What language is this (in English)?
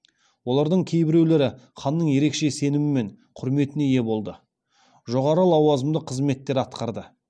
Kazakh